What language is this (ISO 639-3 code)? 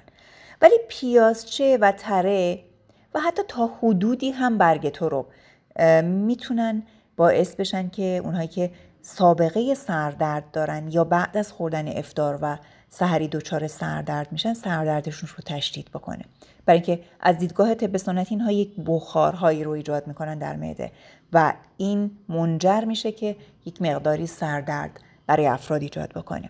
fas